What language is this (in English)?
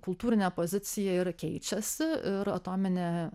Lithuanian